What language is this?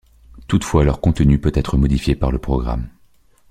French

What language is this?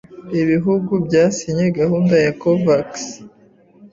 Kinyarwanda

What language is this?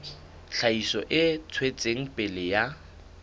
Southern Sotho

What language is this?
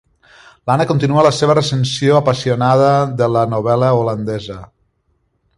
Catalan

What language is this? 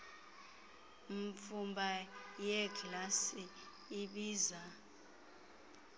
Xhosa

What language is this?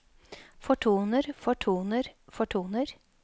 Norwegian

